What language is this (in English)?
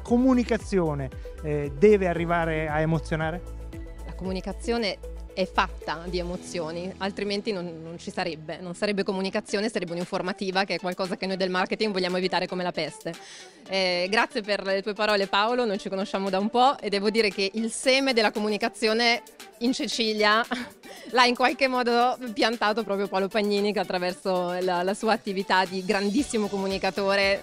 Italian